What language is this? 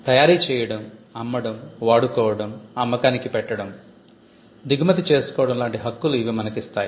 Telugu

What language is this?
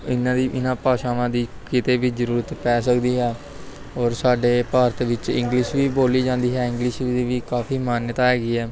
Punjabi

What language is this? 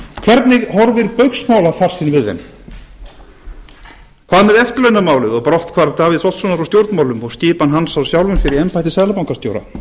Icelandic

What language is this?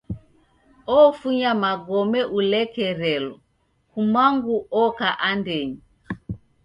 Taita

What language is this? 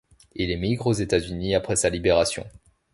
French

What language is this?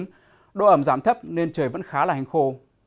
Vietnamese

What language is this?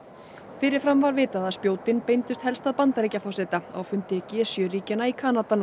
Icelandic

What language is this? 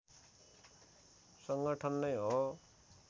Nepali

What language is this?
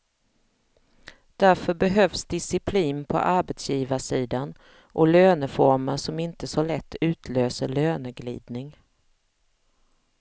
Swedish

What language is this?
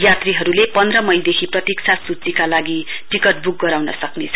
Nepali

